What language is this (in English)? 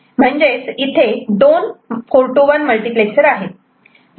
Marathi